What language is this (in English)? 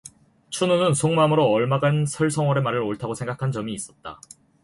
Korean